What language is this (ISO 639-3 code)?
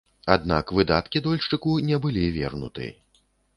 bel